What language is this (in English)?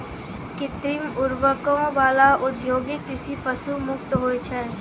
Maithili